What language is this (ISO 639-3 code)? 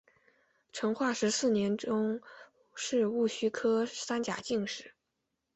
zho